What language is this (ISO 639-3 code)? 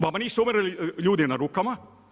hrv